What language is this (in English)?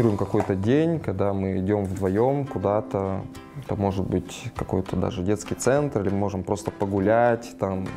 Russian